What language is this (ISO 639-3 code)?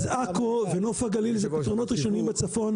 heb